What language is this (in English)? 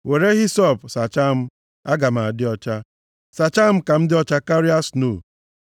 Igbo